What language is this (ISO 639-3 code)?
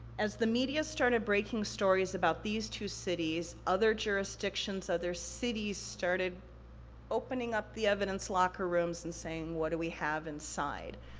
eng